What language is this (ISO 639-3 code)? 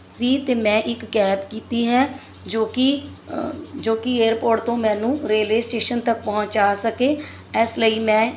pan